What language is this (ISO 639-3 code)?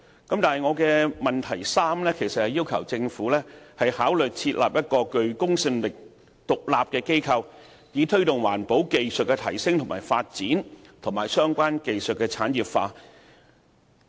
yue